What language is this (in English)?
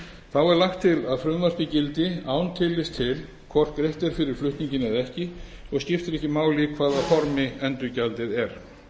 Icelandic